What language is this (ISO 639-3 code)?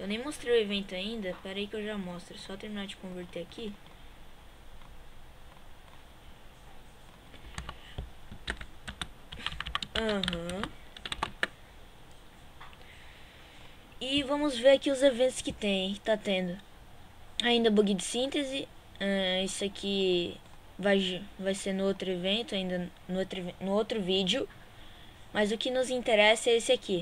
por